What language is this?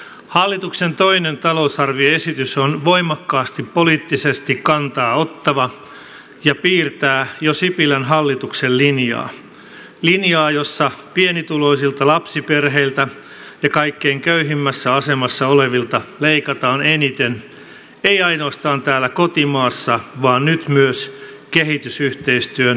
Finnish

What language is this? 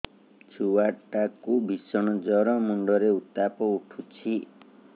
Odia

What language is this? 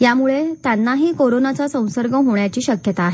Marathi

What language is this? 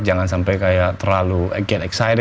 Indonesian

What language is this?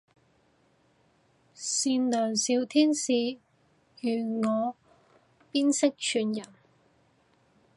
Cantonese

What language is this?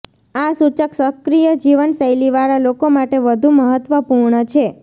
Gujarati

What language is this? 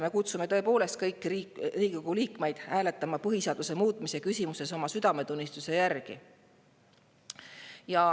Estonian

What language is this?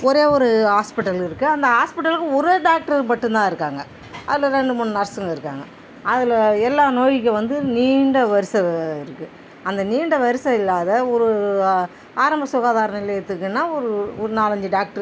Tamil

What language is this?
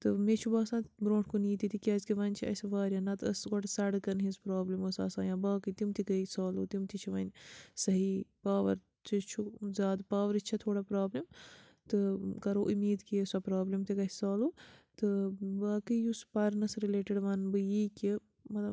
Kashmiri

